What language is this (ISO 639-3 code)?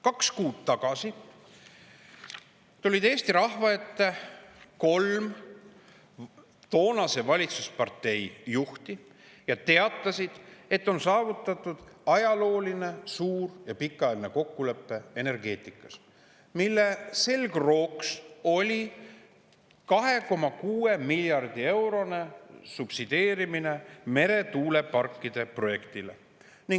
est